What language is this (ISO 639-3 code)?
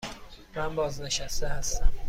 fas